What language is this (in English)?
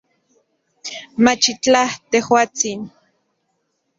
Central Puebla Nahuatl